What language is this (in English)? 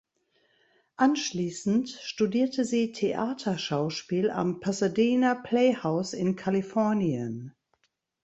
German